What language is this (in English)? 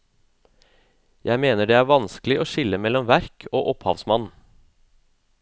Norwegian